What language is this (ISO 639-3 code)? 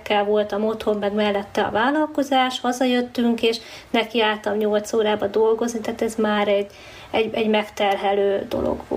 hun